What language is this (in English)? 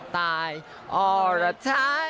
Thai